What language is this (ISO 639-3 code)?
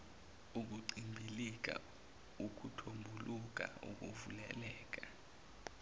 zul